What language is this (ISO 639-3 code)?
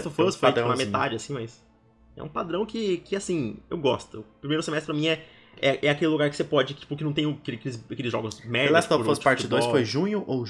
por